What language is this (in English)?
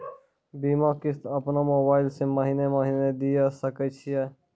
Maithili